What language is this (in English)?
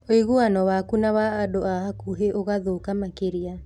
Kikuyu